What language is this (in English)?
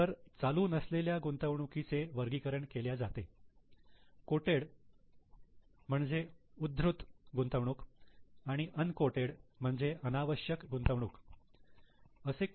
Marathi